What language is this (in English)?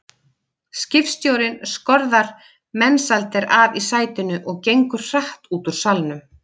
Icelandic